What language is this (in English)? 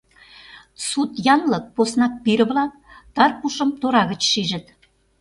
Mari